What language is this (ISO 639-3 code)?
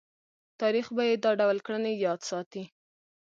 pus